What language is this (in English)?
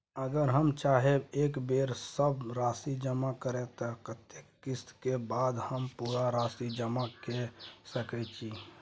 Maithili